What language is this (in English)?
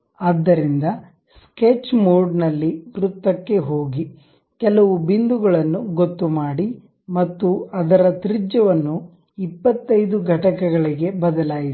Kannada